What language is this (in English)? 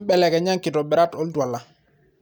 Masai